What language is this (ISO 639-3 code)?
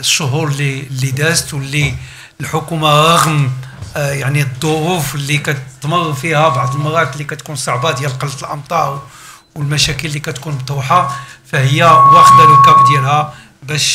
ara